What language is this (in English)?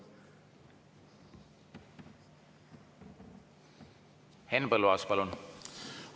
Estonian